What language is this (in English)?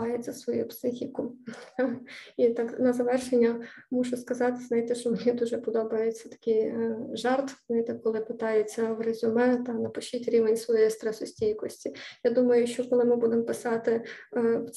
Ukrainian